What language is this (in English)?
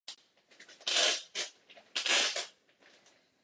Czech